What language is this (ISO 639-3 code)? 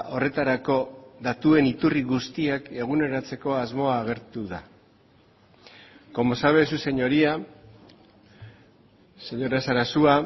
eus